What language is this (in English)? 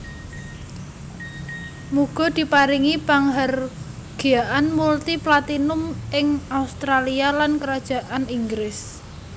Javanese